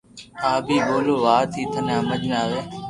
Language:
Loarki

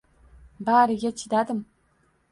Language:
Uzbek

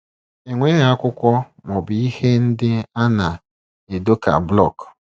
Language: Igbo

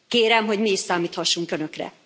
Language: Hungarian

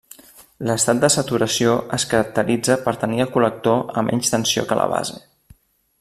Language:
Catalan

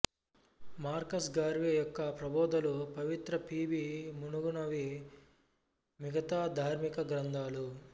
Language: Telugu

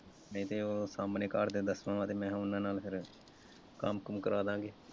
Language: Punjabi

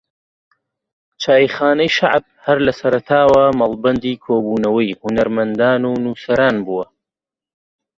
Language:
Central Kurdish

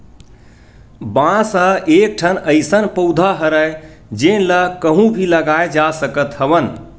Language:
Chhattisgarhi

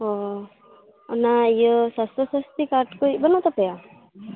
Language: Santali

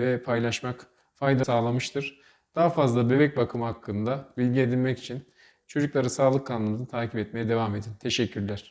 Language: Turkish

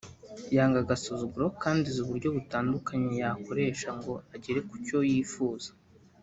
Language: Kinyarwanda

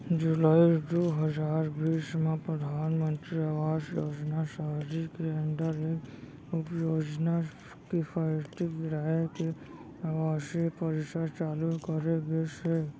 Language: Chhattisgarhi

